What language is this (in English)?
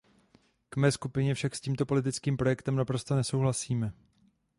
Czech